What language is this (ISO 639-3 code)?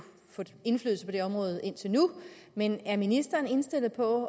dan